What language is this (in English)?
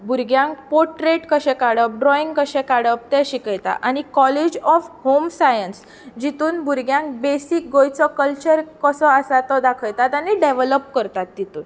Konkani